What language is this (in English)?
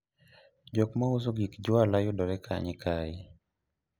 Luo (Kenya and Tanzania)